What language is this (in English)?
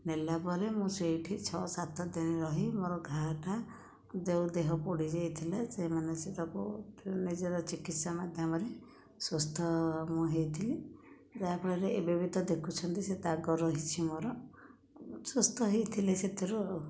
Odia